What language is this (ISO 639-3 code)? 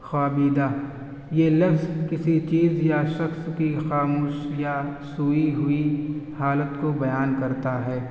urd